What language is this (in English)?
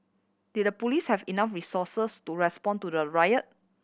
English